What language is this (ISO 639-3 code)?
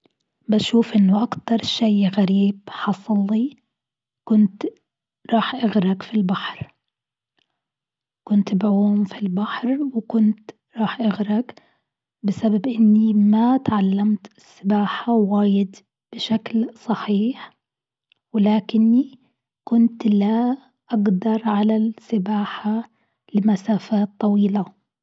afb